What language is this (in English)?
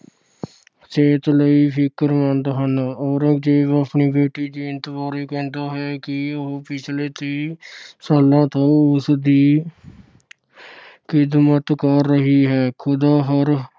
Punjabi